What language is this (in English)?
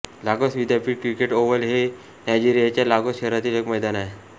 Marathi